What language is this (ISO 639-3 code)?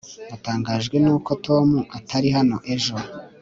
kin